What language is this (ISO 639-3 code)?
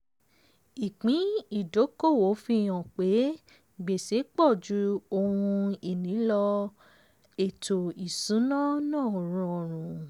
yor